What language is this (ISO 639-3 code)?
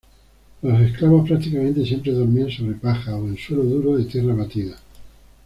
spa